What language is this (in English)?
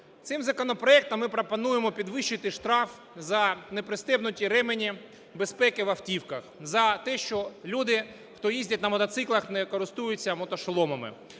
Ukrainian